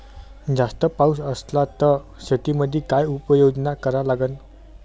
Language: Marathi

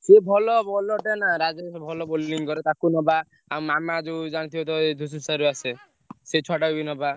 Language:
Odia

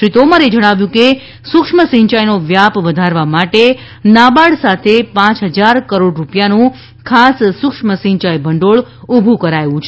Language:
Gujarati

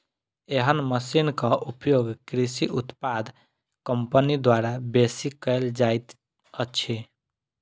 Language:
Maithili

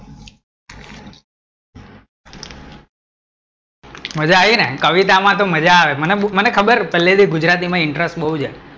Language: Gujarati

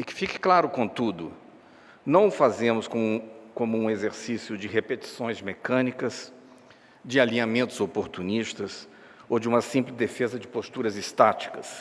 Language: Portuguese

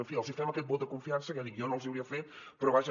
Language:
Catalan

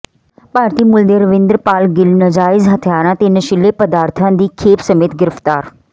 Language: Punjabi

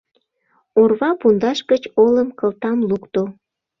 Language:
Mari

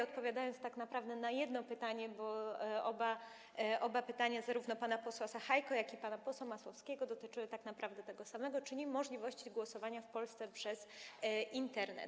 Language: Polish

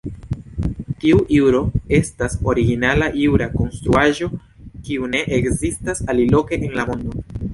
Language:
Esperanto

